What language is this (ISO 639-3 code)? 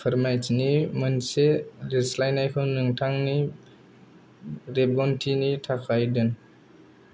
brx